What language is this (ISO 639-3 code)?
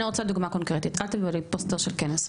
heb